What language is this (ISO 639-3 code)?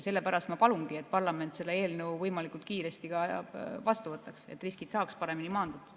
est